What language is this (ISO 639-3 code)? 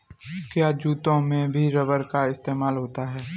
hin